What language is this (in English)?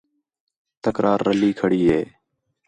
Khetrani